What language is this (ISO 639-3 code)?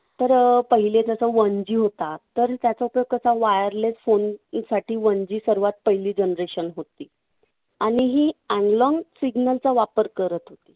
mar